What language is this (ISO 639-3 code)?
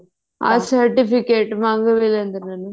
pan